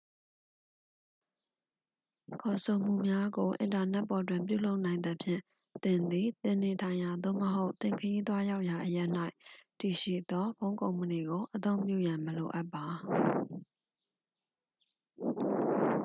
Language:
Burmese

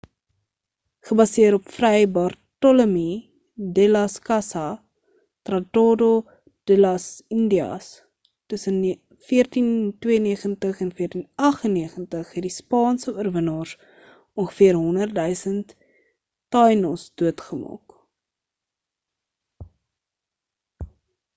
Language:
Afrikaans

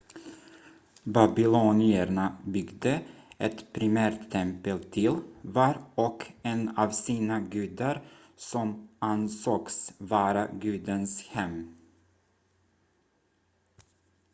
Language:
Swedish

